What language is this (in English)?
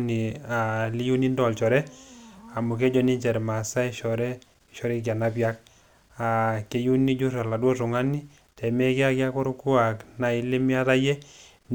Masai